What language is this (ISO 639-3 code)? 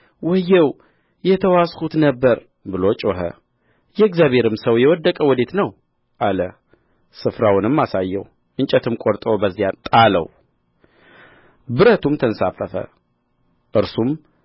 amh